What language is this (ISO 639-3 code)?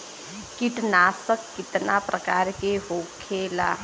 bho